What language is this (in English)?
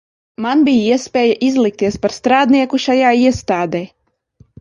Latvian